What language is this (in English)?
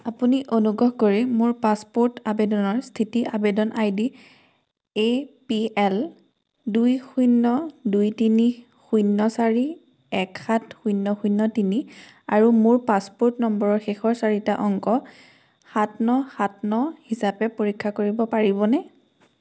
Assamese